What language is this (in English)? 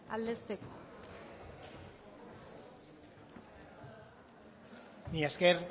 Basque